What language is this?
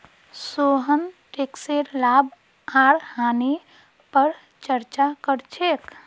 Magahi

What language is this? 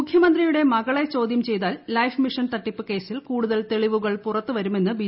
Malayalam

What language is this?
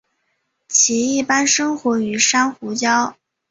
Chinese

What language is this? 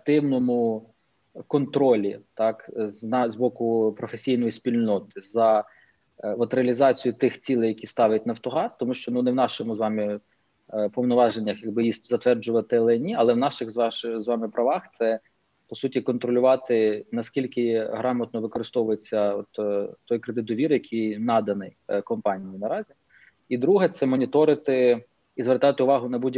Ukrainian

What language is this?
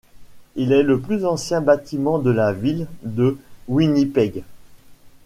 French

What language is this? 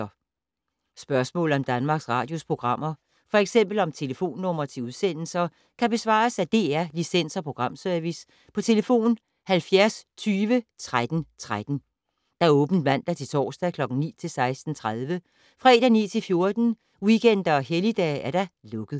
Danish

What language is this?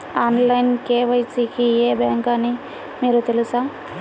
Telugu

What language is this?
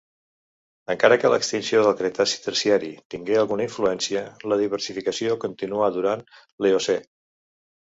Catalan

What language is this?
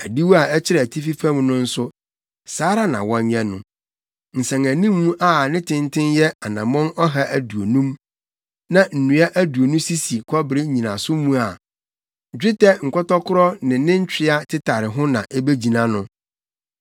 Akan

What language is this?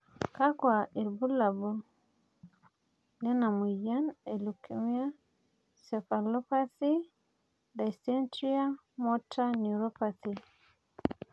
Masai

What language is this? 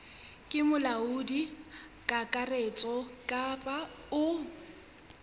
Southern Sotho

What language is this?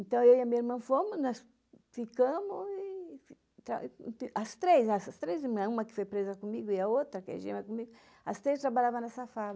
Portuguese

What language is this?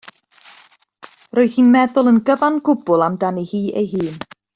Welsh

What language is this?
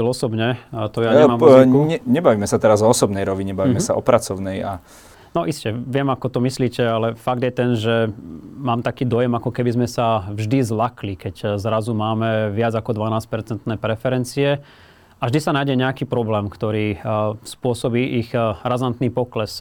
Slovak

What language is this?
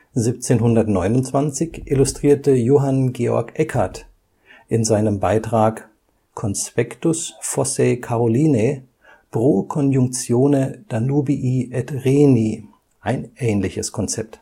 German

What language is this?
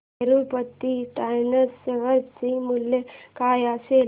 Marathi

